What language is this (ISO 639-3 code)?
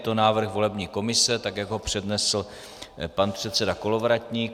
ces